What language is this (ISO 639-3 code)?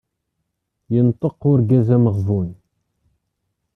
kab